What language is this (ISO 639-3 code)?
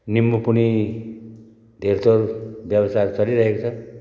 nep